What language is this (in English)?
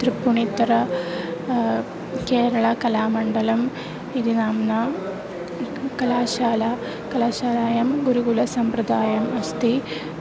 Sanskrit